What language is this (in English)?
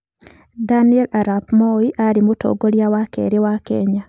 Kikuyu